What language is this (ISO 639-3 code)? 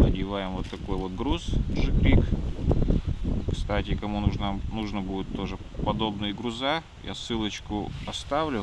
rus